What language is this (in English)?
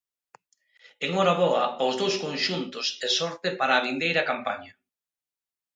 Galician